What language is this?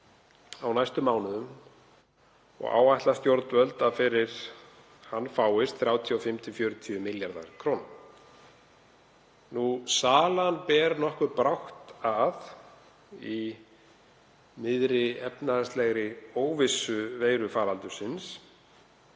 Icelandic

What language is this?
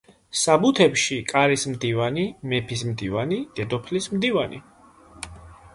Georgian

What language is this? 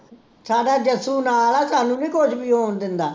Punjabi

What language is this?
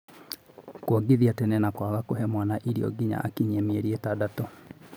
Kikuyu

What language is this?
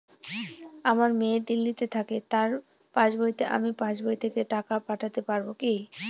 Bangla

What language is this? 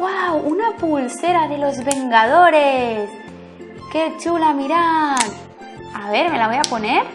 Spanish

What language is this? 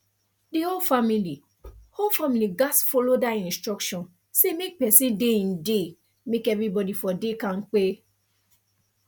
Nigerian Pidgin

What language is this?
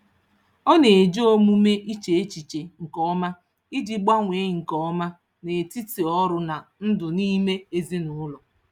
Igbo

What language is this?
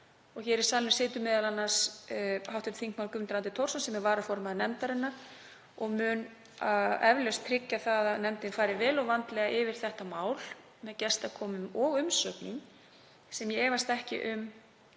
Icelandic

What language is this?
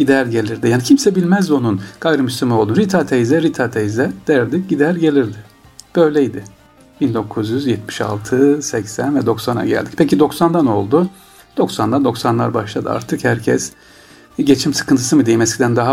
Turkish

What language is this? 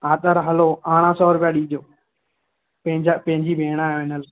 Sindhi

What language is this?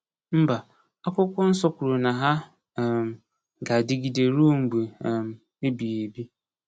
Igbo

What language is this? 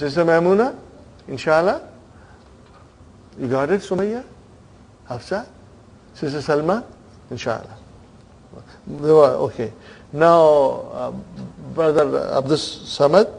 English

